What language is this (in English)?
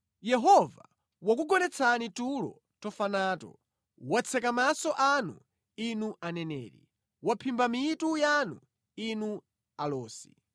Nyanja